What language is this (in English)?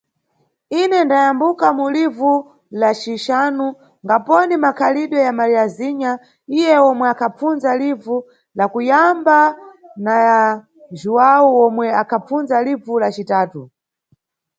Nyungwe